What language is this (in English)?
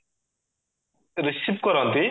Odia